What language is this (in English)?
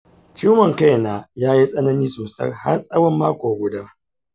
Hausa